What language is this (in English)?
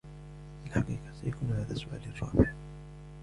Arabic